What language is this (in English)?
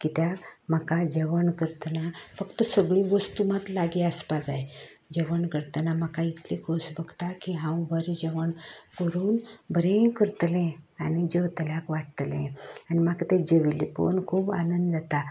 Konkani